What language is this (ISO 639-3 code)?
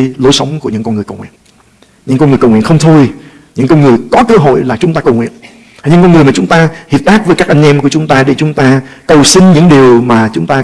vie